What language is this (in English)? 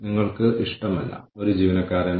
Malayalam